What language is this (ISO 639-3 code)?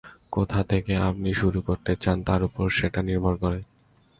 ben